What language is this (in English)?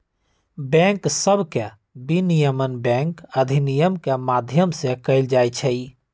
Magahi